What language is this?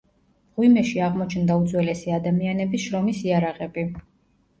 Georgian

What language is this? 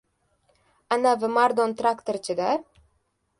Uzbek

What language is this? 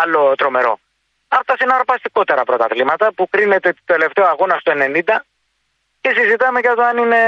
Greek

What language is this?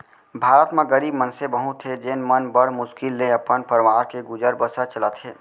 Chhattisgarhi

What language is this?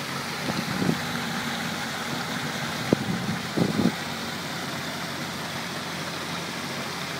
Polish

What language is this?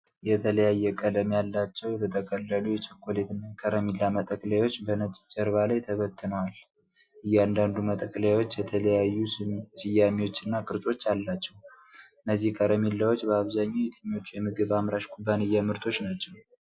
Amharic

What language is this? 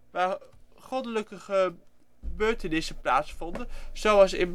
Dutch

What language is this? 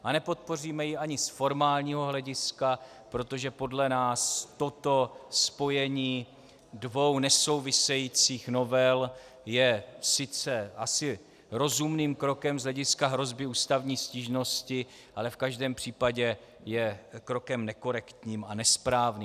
Czech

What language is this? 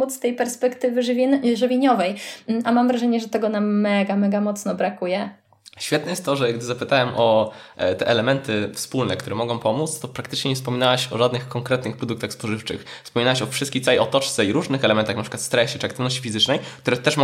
Polish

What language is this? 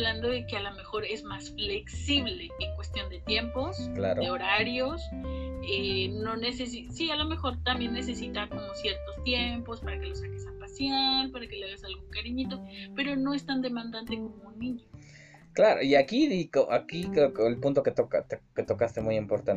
Spanish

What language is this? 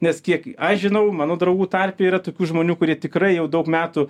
Lithuanian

